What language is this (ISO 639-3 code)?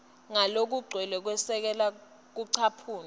ssw